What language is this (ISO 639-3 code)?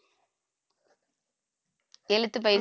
tam